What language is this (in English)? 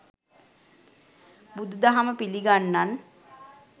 Sinhala